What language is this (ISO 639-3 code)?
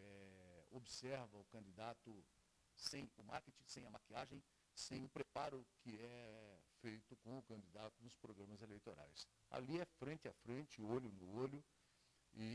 por